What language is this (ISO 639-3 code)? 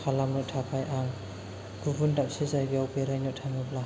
brx